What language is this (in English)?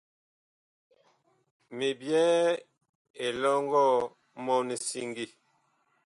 Bakoko